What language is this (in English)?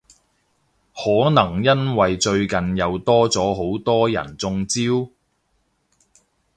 Cantonese